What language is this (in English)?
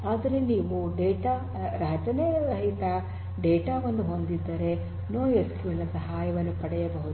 Kannada